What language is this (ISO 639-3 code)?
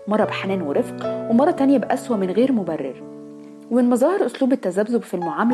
ara